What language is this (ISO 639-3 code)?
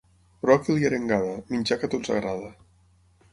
cat